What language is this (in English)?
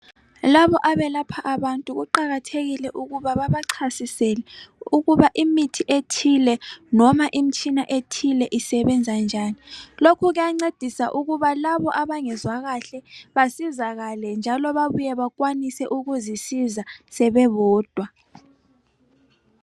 North Ndebele